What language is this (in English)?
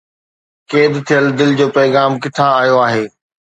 Sindhi